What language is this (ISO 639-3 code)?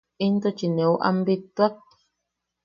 yaq